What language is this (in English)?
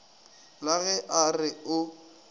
Northern Sotho